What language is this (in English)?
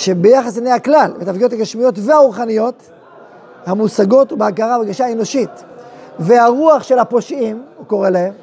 Hebrew